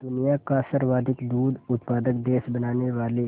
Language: Hindi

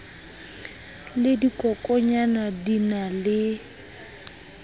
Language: Southern Sotho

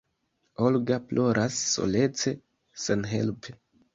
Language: Esperanto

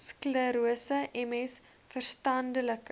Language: Afrikaans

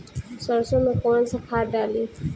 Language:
Bhojpuri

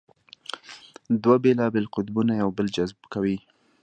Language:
Pashto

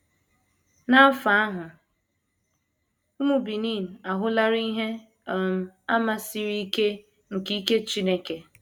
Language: Igbo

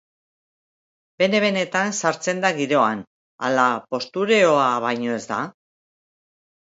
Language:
Basque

